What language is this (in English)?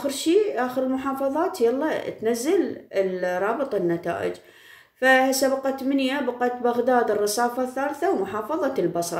Arabic